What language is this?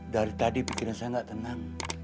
Indonesian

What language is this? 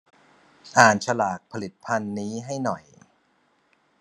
Thai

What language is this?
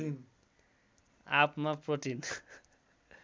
Nepali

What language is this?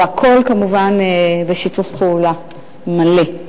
Hebrew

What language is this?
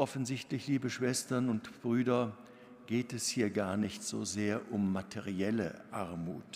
German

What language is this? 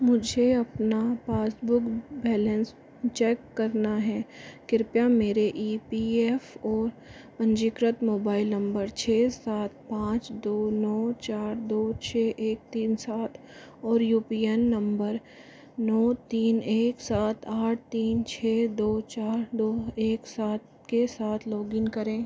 Hindi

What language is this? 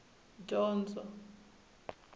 Tsonga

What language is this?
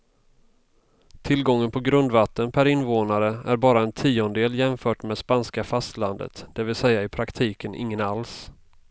Swedish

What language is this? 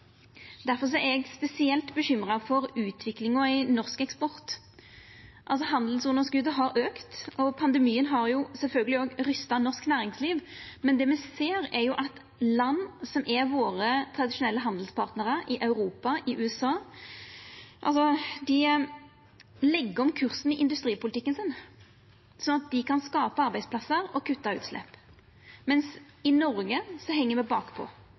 Norwegian Nynorsk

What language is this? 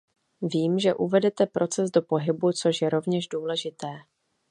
Czech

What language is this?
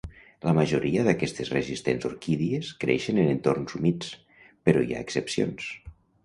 Catalan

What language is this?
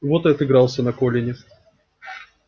Russian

